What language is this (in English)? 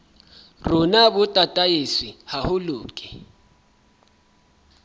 Southern Sotho